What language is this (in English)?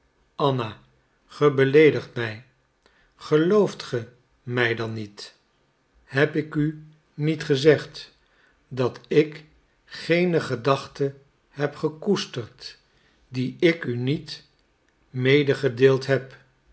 Dutch